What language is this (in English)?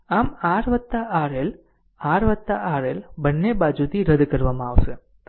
Gujarati